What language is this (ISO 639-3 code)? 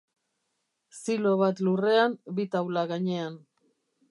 eus